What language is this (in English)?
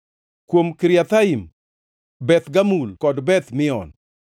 Luo (Kenya and Tanzania)